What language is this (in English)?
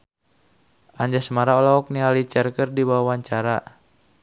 Sundanese